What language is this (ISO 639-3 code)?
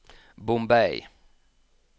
nor